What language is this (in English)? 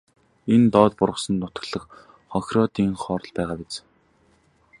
Mongolian